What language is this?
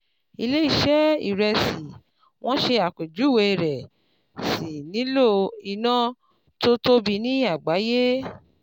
Yoruba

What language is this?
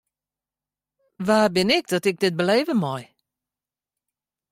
Western Frisian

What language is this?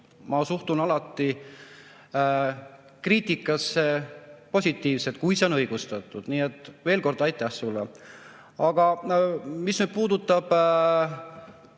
Estonian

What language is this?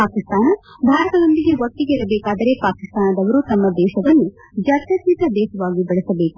Kannada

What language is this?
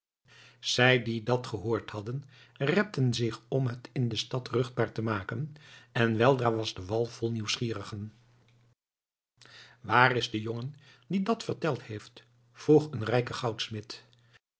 Dutch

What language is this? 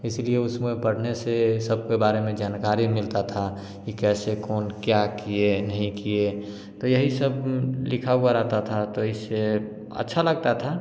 Hindi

